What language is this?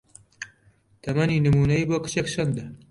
Central Kurdish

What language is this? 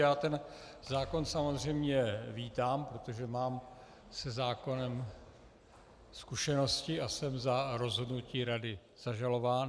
Czech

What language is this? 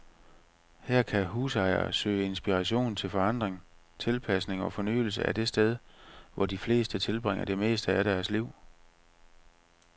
Danish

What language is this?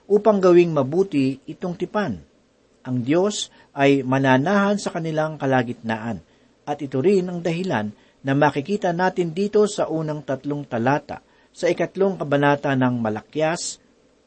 Filipino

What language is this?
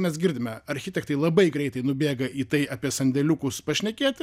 Lithuanian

